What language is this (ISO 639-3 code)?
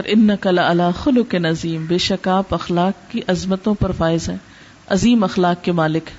urd